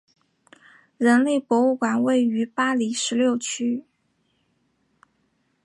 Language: Chinese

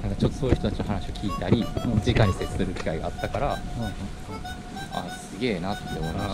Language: Japanese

